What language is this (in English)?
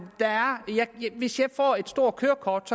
Danish